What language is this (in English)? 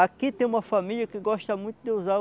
Portuguese